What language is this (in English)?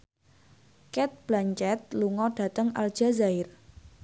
Javanese